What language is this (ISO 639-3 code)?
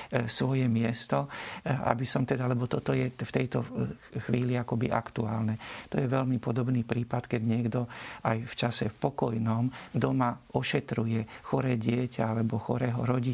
slk